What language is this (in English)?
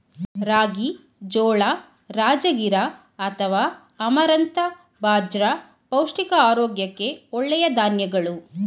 Kannada